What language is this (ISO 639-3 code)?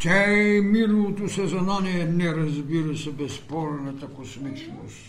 bul